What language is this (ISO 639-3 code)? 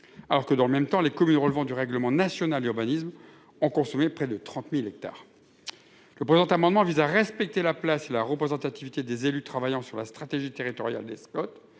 fra